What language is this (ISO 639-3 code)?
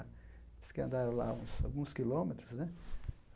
por